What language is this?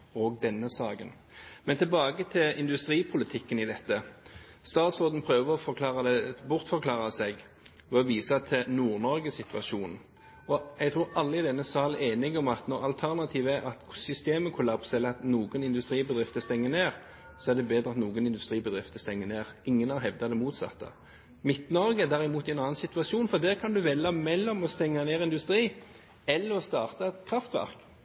Norwegian Bokmål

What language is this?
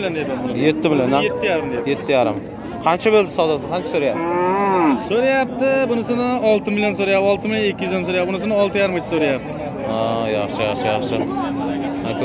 Turkish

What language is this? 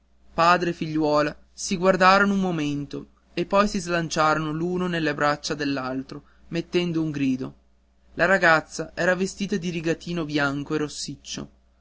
Italian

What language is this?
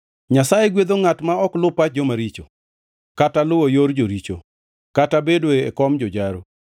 Luo (Kenya and Tanzania)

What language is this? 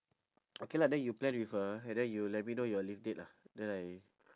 English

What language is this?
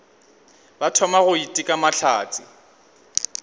Northern Sotho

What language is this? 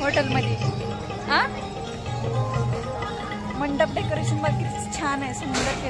Arabic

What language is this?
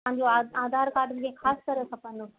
Sindhi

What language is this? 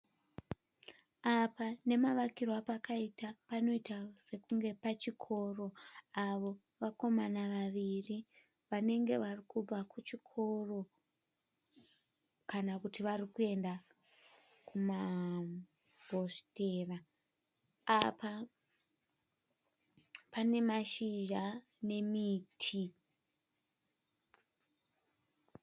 Shona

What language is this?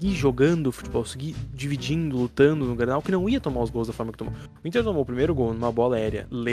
Portuguese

